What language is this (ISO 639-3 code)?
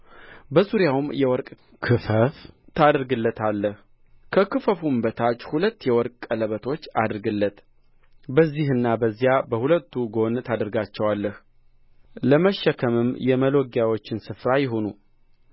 amh